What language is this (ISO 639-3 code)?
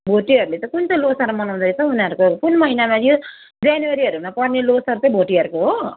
nep